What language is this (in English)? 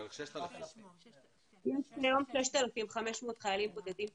Hebrew